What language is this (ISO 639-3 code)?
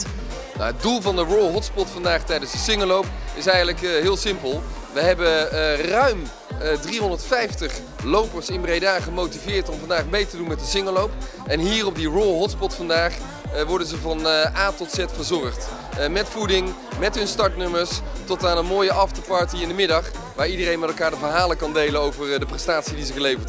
nld